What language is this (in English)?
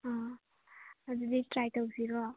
Manipuri